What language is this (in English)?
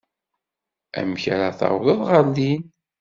Kabyle